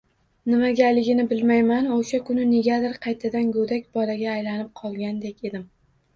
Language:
Uzbek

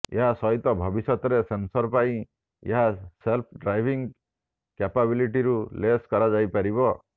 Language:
Odia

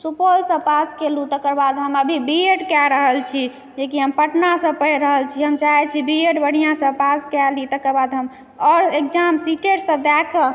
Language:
Maithili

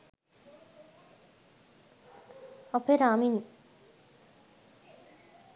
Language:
Sinhala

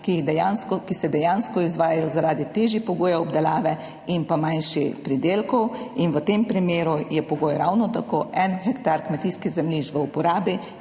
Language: Slovenian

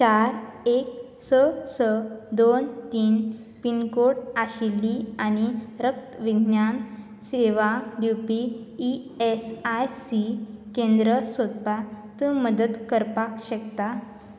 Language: Konkani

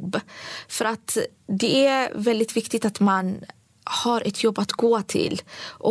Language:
Swedish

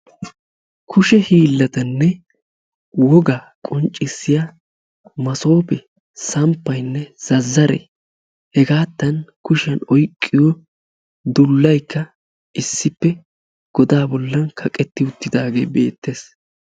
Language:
Wolaytta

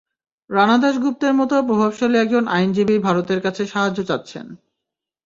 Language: Bangla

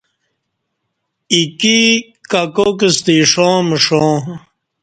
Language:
Kati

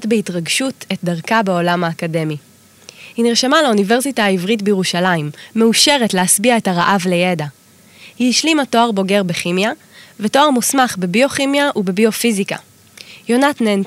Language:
Hebrew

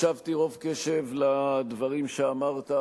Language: Hebrew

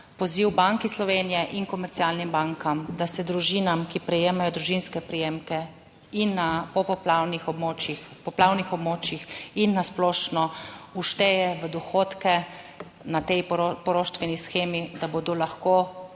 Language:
Slovenian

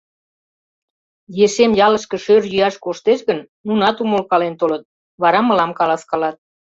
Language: Mari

